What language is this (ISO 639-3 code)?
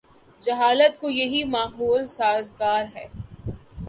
urd